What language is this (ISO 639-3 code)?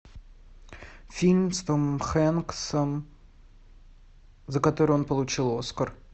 rus